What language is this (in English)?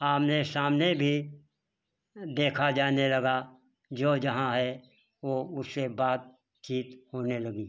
Hindi